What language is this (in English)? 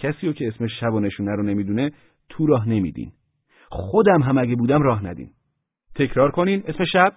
Persian